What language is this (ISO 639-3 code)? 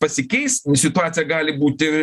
lit